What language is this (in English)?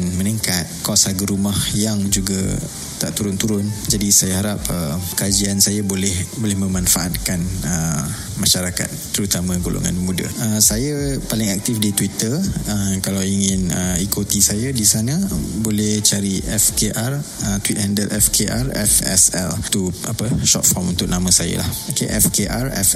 Malay